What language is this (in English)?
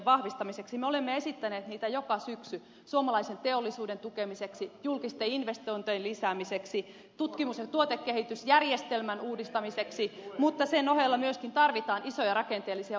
Finnish